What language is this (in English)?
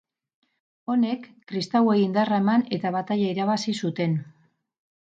Basque